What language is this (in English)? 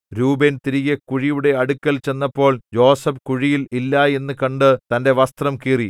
Malayalam